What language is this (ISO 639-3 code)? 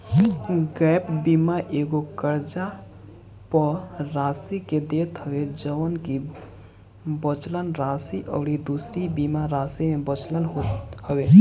bho